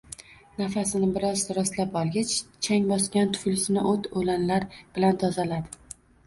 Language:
Uzbek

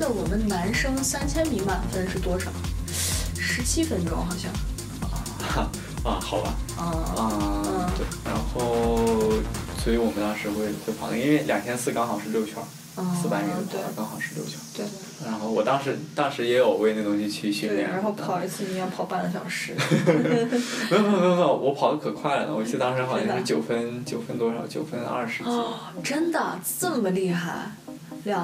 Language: Chinese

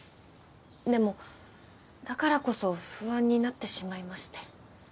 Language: Japanese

